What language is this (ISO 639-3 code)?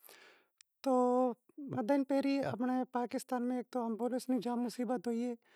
kxp